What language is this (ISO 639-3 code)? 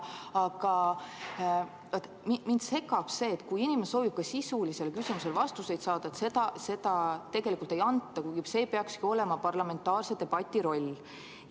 est